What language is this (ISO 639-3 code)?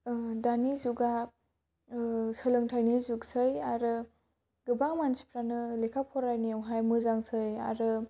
brx